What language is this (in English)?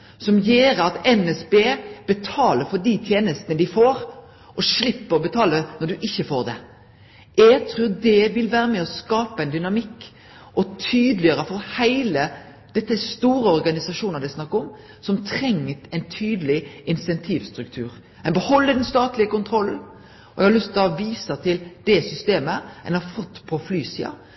Norwegian Nynorsk